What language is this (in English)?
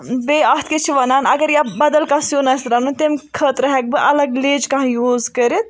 Kashmiri